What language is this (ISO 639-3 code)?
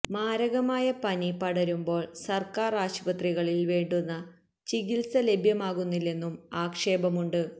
mal